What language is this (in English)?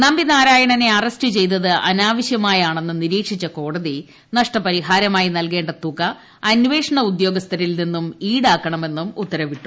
Malayalam